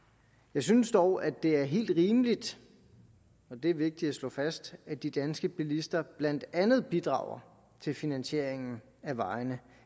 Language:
Danish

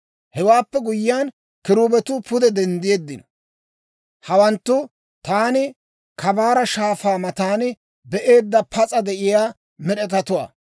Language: Dawro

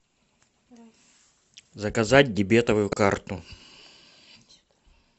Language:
Russian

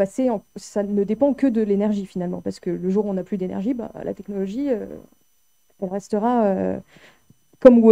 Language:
French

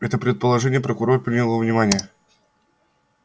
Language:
Russian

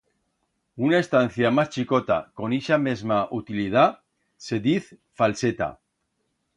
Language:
Aragonese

